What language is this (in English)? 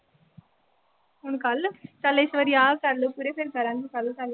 Punjabi